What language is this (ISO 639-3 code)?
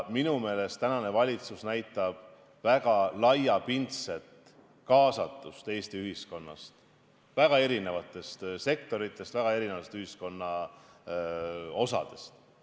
est